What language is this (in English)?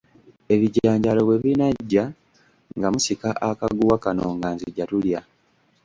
Ganda